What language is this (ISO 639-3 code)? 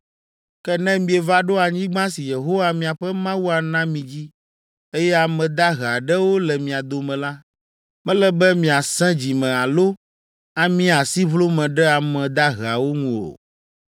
ewe